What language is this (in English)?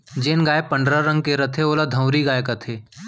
Chhattisgarhi